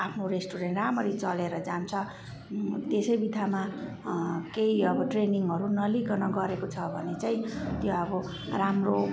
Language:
Nepali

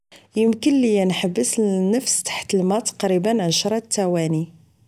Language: Moroccan Arabic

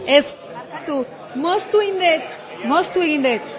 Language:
Basque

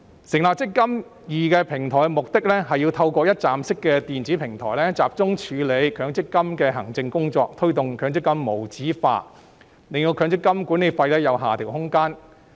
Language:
Cantonese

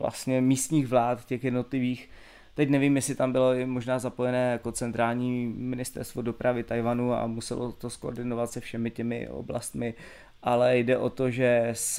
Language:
Czech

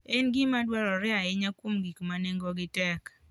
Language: Luo (Kenya and Tanzania)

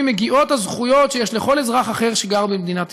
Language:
Hebrew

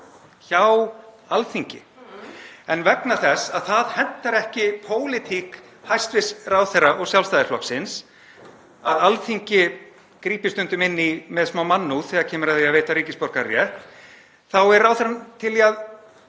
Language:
Icelandic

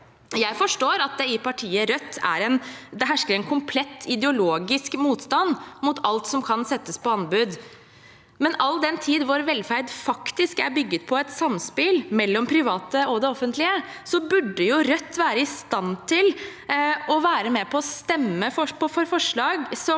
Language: Norwegian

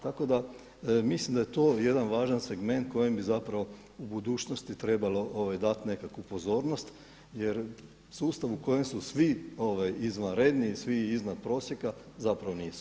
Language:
Croatian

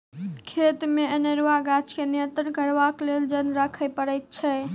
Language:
Maithili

